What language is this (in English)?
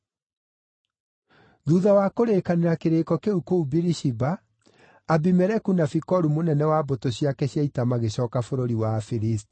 Kikuyu